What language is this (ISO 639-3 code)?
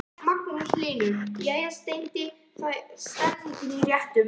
isl